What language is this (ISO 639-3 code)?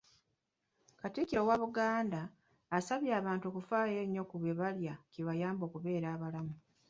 lug